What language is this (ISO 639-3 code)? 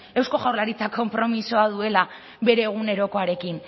eus